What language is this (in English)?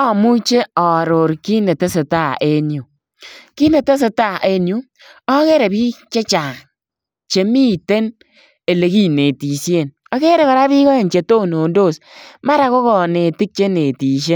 Kalenjin